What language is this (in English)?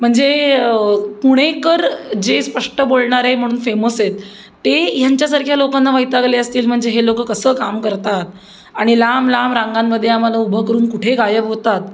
Marathi